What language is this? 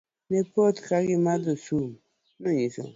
Luo (Kenya and Tanzania)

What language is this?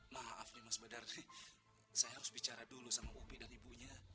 Indonesian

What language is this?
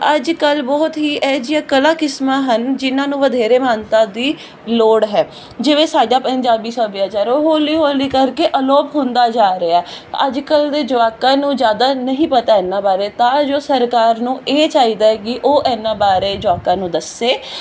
Punjabi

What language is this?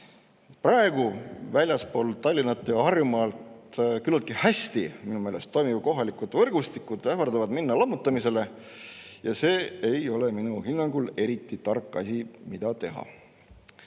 Estonian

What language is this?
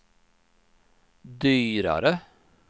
Swedish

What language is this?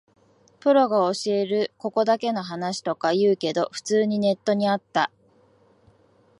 Japanese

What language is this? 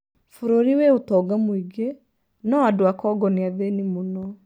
Kikuyu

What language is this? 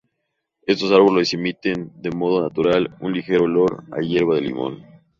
Spanish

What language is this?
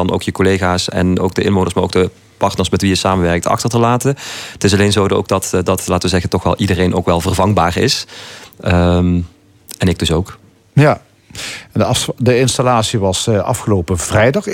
Dutch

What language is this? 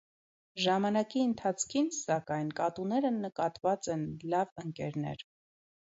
Armenian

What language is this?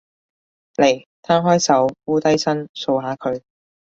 Cantonese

